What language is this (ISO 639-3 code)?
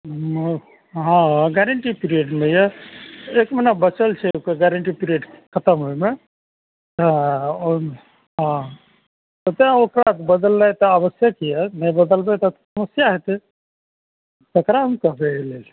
mai